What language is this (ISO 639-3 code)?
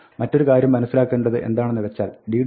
mal